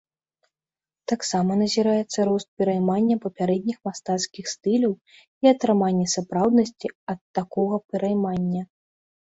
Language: Belarusian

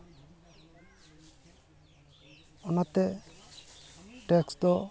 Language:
Santali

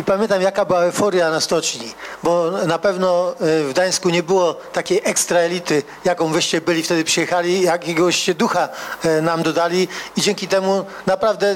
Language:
Polish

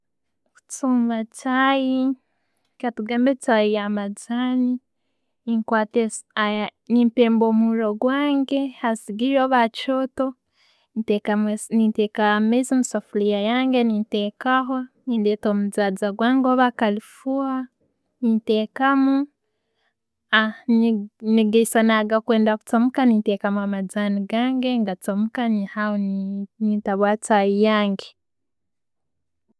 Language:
Tooro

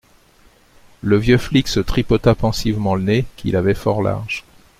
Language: French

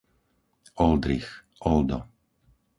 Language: Slovak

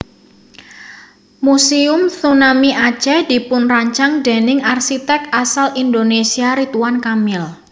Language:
Javanese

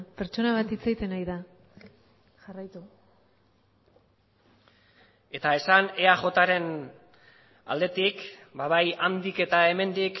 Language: Basque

